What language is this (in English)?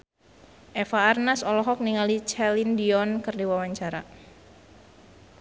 Sundanese